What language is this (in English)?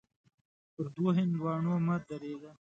Pashto